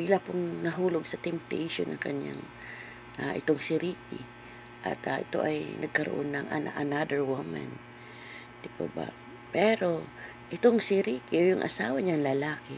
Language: Filipino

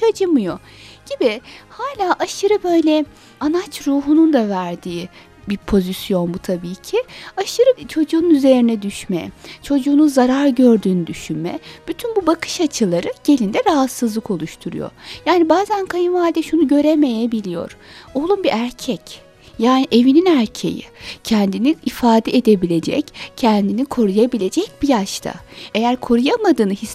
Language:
Turkish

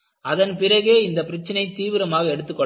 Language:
Tamil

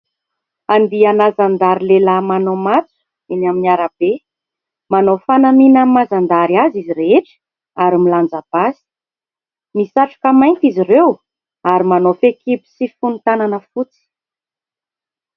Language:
Malagasy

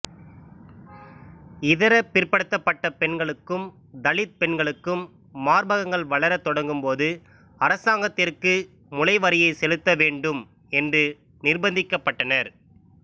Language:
Tamil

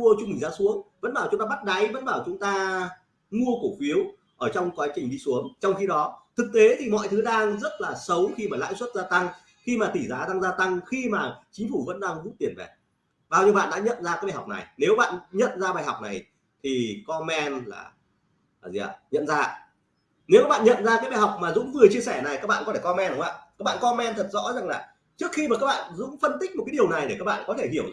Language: Vietnamese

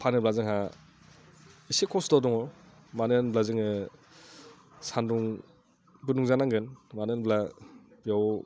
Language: Bodo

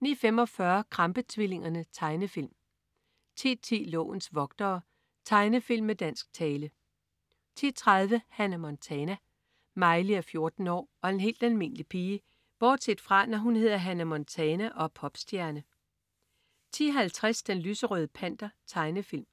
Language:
Danish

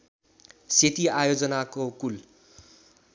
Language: Nepali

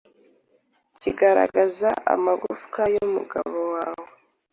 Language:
Kinyarwanda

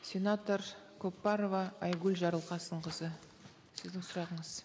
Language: Kazakh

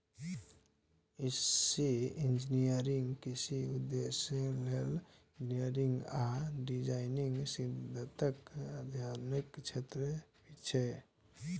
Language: Maithili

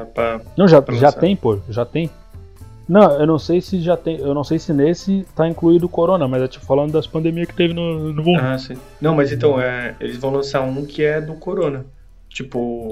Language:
Portuguese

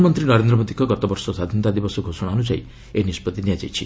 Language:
Odia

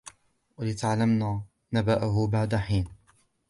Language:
Arabic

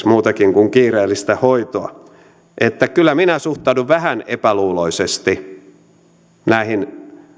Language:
Finnish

